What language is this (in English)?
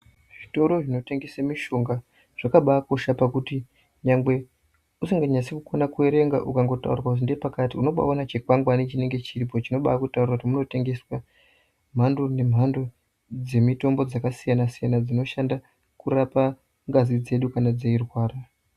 Ndau